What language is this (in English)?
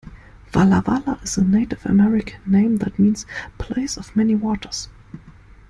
English